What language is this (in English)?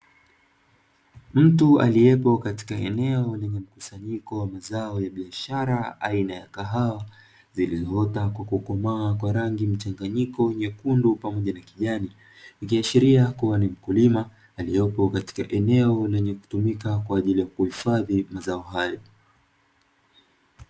Swahili